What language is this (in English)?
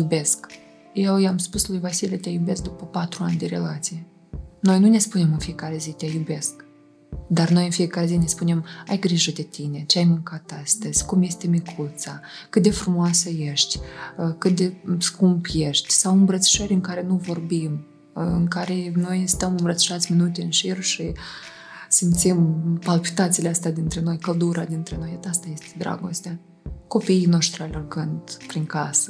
Romanian